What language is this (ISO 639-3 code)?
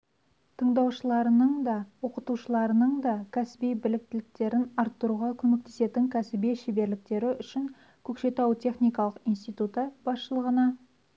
kaz